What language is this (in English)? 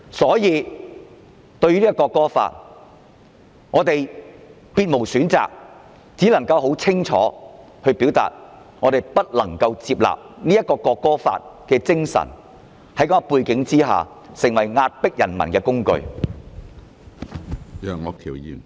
Cantonese